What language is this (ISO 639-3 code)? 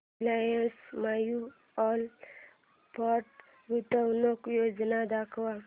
mar